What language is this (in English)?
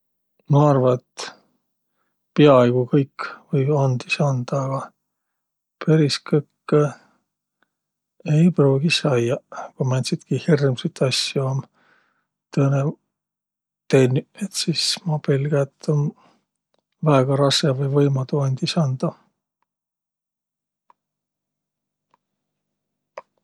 Võro